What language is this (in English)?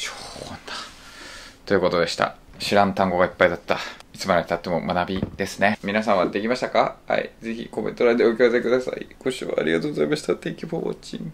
Japanese